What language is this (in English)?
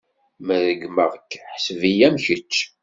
Kabyle